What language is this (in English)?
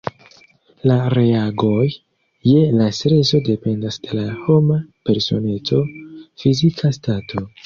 Esperanto